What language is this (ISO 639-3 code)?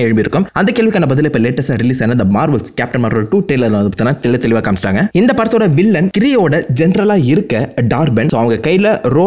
ara